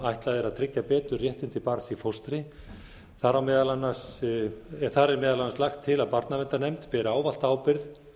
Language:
Icelandic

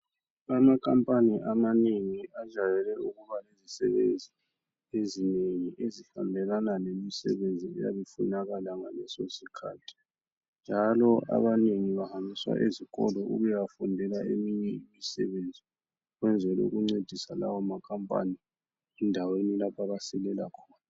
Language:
North Ndebele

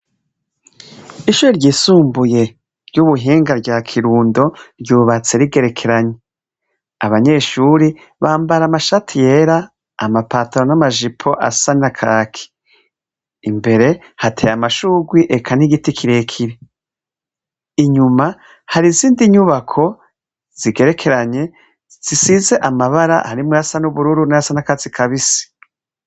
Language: Rundi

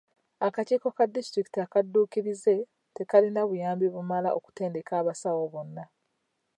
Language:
Ganda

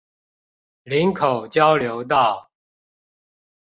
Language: Chinese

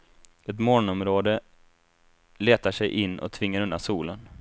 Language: Swedish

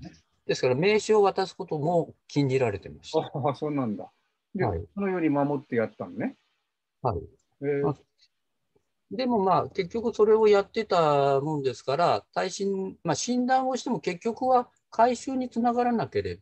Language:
Japanese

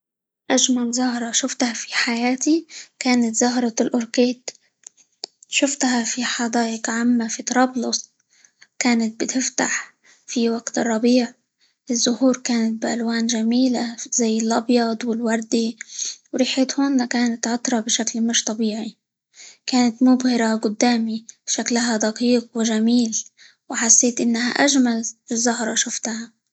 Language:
Libyan Arabic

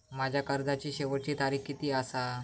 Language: Marathi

